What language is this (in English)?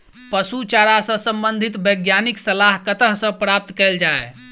Maithili